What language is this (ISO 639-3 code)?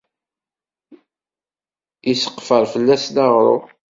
kab